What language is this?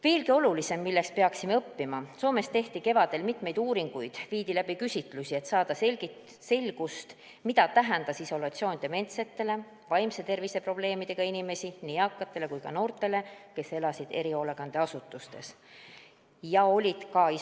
Estonian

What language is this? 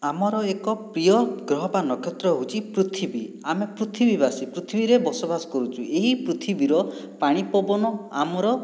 Odia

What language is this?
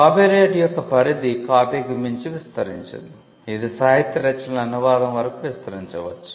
Telugu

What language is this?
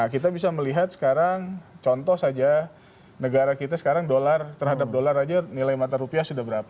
Indonesian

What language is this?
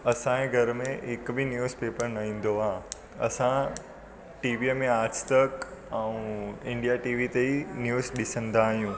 Sindhi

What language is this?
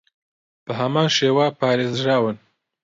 Central Kurdish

